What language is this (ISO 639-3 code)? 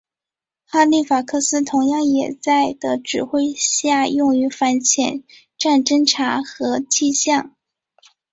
zho